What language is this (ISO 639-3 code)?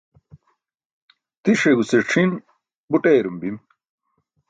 bsk